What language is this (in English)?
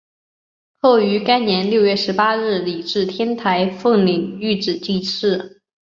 Chinese